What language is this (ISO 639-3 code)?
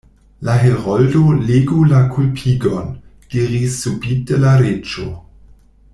epo